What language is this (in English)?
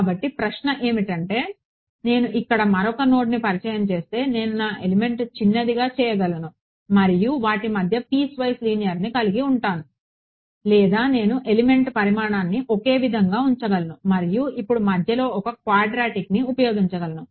Telugu